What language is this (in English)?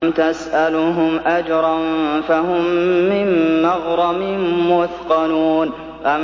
Arabic